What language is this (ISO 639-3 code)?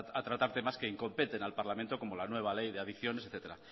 spa